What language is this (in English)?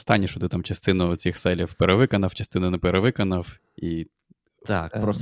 Ukrainian